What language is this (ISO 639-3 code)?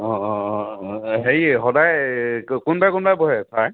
asm